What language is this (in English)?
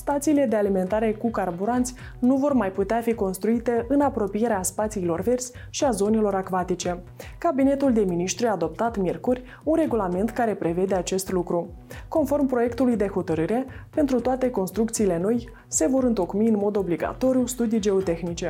Romanian